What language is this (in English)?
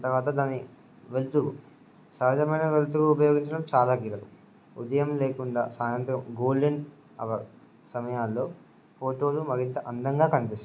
Telugu